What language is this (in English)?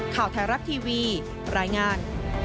Thai